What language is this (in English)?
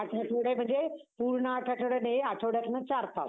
Marathi